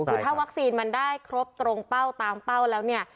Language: Thai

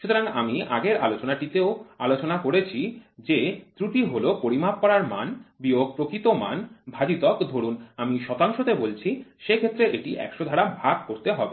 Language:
Bangla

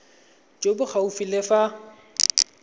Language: Tswana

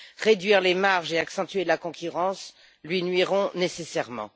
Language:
French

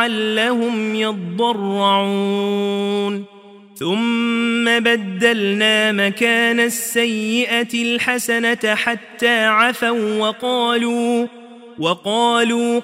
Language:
Arabic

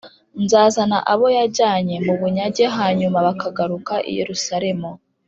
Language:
Kinyarwanda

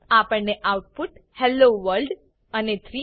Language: Gujarati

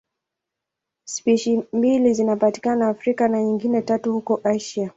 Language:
Swahili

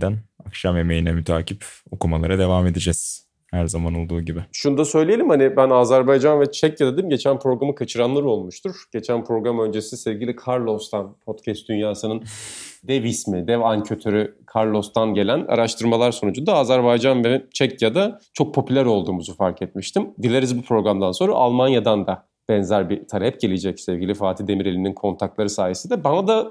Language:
Turkish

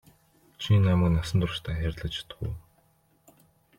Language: Mongolian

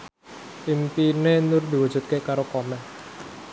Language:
Javanese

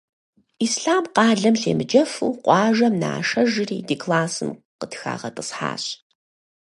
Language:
Kabardian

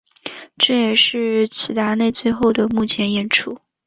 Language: Chinese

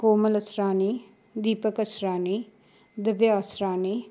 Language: Sindhi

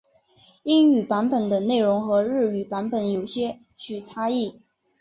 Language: Chinese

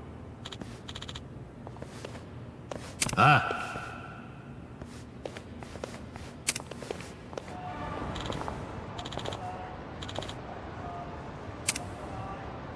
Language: Japanese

